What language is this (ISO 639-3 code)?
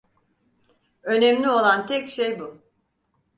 tur